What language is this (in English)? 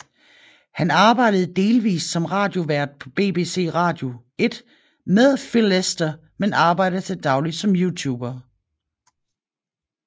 Danish